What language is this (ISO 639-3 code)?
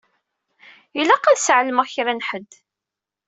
kab